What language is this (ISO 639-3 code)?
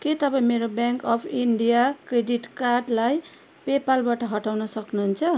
nep